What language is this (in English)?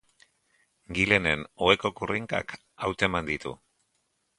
Basque